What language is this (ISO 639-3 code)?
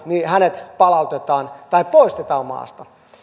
fin